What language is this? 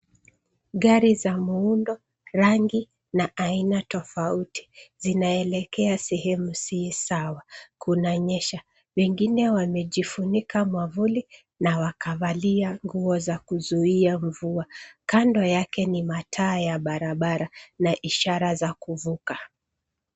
Swahili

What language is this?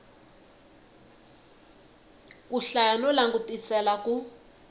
Tsonga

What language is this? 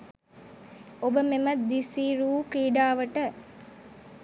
Sinhala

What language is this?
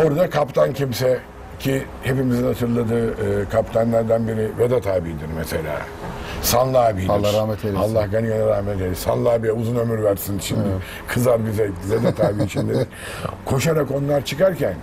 Turkish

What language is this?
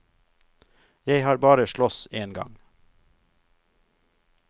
Norwegian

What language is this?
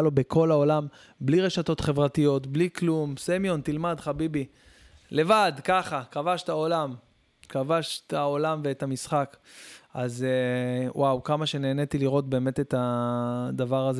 Hebrew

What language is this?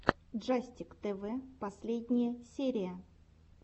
Russian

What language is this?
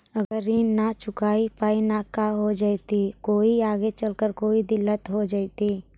Magahi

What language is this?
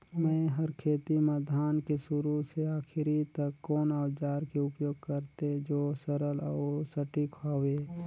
Chhattisgarhi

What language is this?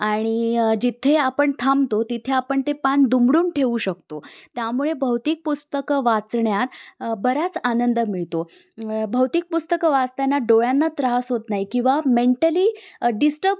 Marathi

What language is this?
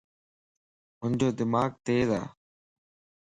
Lasi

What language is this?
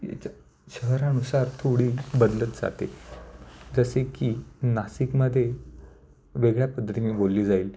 Marathi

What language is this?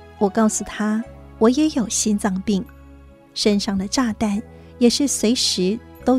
Chinese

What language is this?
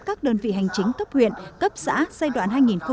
Vietnamese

